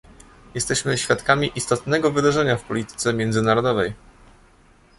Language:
Polish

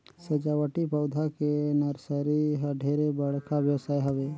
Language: Chhattisgarhi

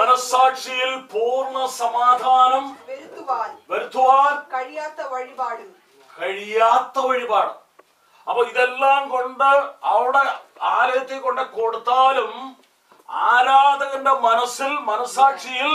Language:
Turkish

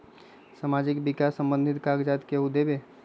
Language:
Magahi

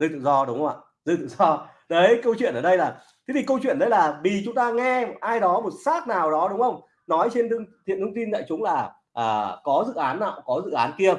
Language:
Vietnamese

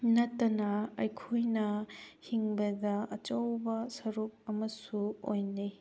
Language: Manipuri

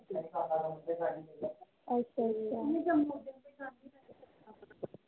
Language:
Dogri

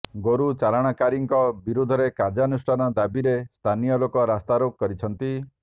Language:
Odia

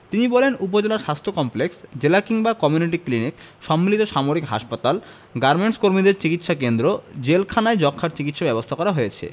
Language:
Bangla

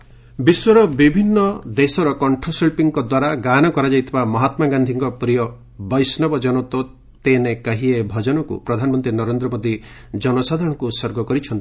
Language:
Odia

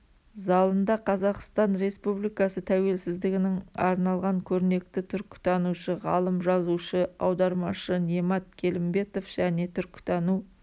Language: Kazakh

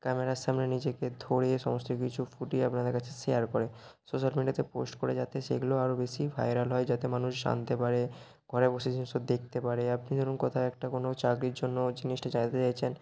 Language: Bangla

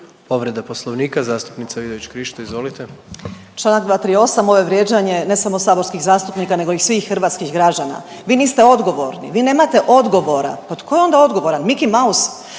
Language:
Croatian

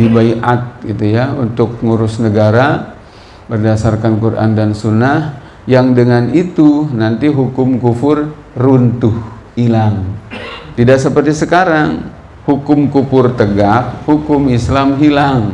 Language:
Indonesian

